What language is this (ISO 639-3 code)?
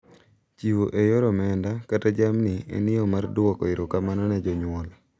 luo